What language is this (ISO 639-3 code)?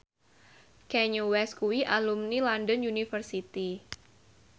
jav